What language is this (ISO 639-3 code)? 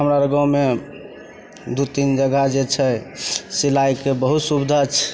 mai